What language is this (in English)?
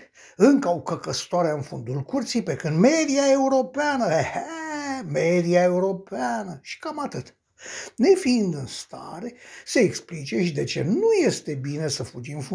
Romanian